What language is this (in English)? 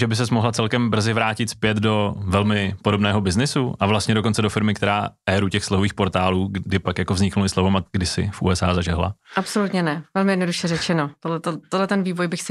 Czech